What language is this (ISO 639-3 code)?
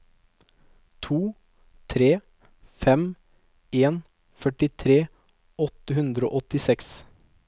nor